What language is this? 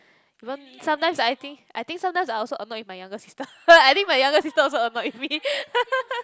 English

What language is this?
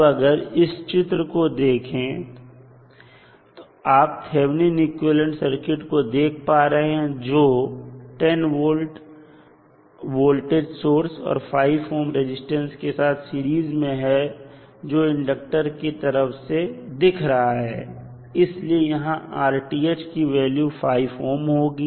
Hindi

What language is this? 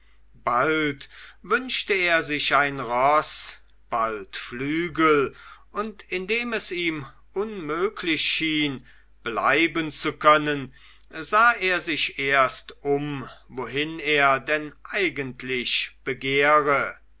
German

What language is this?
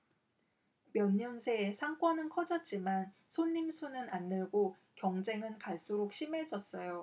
Korean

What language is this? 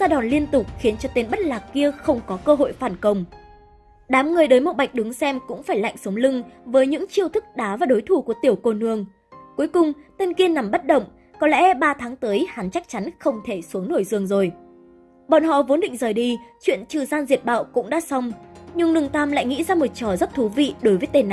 Vietnamese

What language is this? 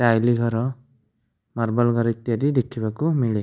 Odia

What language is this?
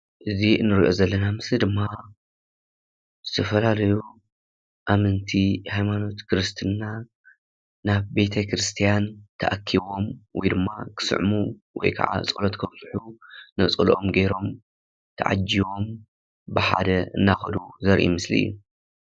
Tigrinya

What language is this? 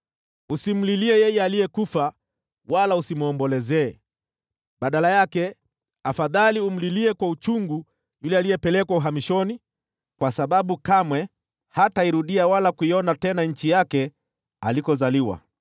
Swahili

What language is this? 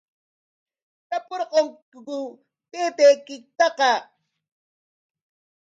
Corongo Ancash Quechua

